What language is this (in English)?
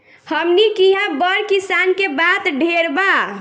Bhojpuri